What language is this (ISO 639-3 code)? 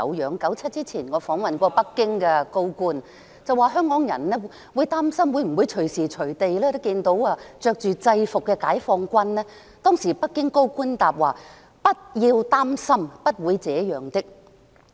yue